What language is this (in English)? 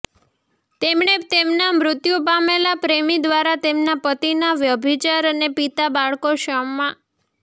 Gujarati